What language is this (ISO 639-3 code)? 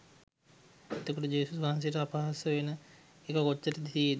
sin